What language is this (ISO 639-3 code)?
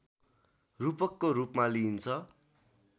nep